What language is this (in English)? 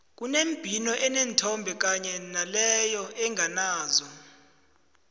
South Ndebele